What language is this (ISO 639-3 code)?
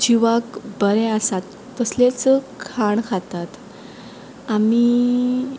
kok